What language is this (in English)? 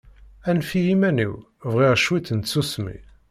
Kabyle